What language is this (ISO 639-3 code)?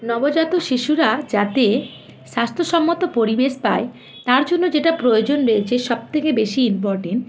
ben